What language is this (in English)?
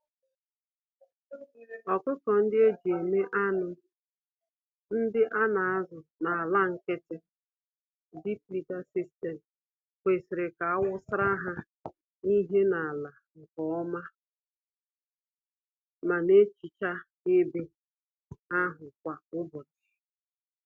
Igbo